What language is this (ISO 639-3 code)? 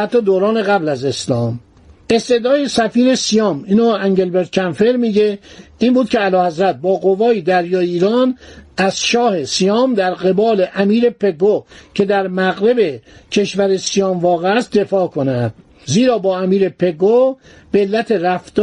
fas